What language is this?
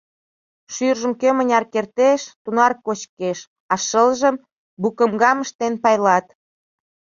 Mari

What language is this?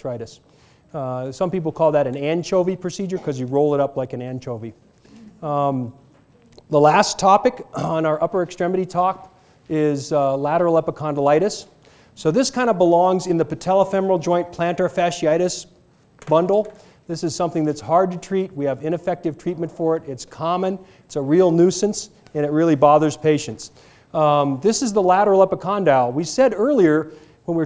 English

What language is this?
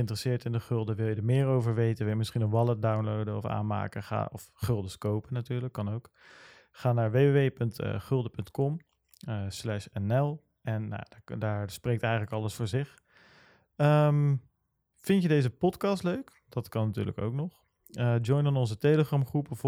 Dutch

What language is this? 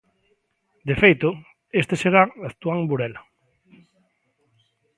Galician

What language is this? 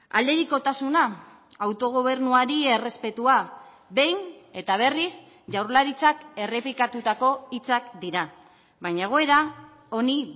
Basque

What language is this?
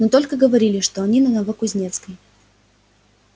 Russian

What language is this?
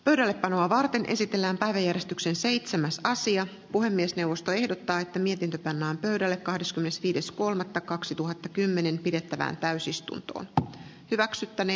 Finnish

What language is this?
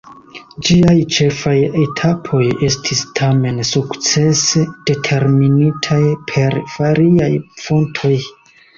Esperanto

